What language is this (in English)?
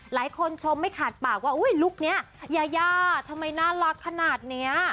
Thai